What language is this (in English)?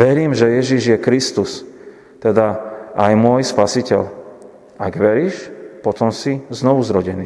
Slovak